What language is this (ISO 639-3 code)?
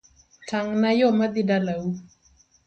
luo